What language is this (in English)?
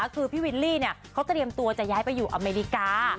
Thai